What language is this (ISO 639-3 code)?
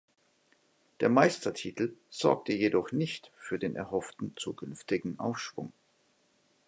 deu